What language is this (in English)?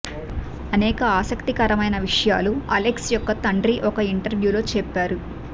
Telugu